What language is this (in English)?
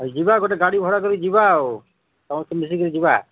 Odia